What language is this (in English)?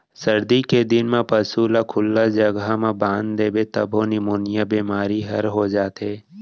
Chhattisgarhi